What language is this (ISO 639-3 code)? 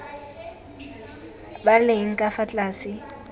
tsn